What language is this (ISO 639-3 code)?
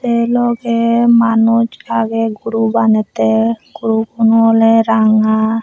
ccp